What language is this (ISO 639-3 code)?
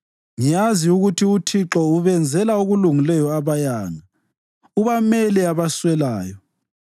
nde